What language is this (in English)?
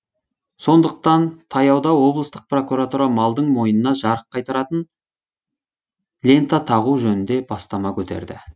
Kazakh